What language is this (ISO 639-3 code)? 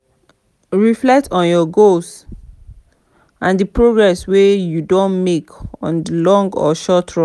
pcm